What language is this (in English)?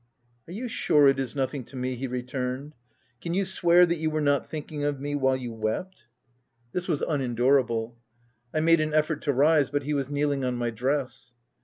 English